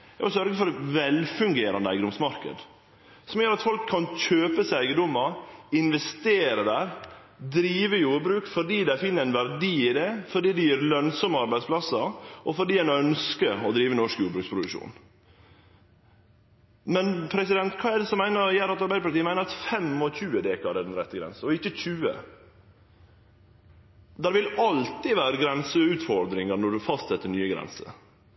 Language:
Norwegian Nynorsk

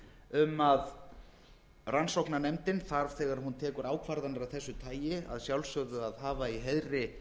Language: Icelandic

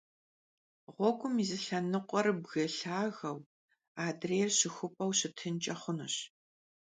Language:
Kabardian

